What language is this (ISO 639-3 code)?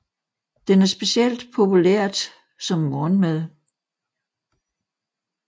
dan